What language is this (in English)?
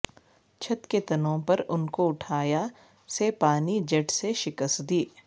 Urdu